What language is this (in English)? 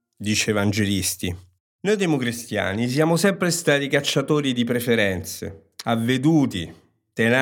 Italian